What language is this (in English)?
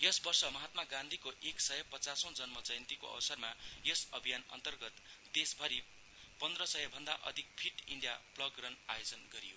Nepali